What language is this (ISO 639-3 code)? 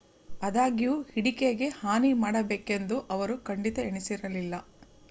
kan